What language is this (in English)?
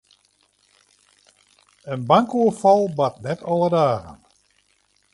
Western Frisian